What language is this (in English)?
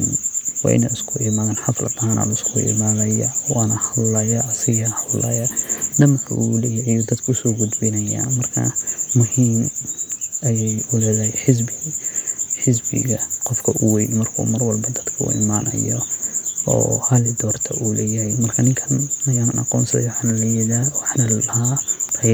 Somali